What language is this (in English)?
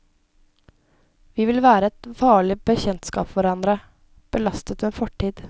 Norwegian